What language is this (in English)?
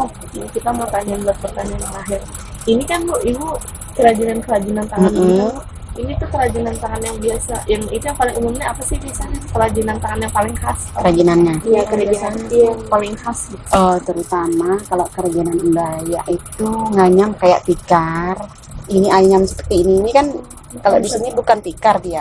Indonesian